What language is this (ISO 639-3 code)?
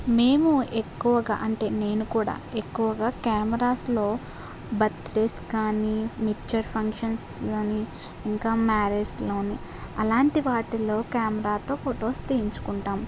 tel